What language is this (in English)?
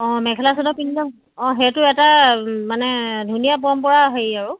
Assamese